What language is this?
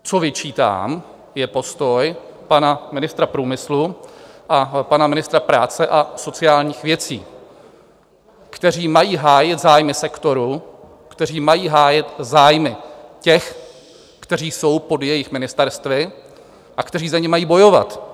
Czech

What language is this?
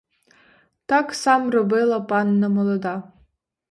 Ukrainian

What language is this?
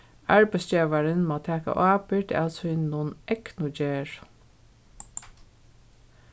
Faroese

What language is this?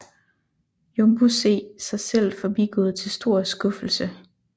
Danish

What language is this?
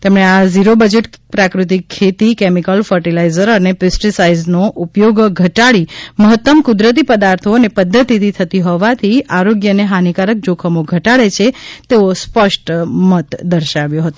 Gujarati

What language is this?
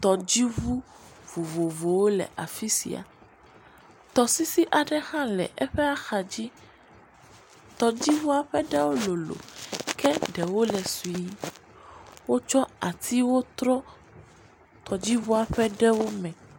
Ewe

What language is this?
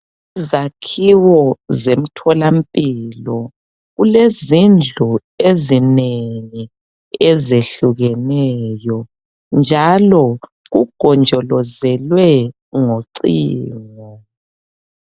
North Ndebele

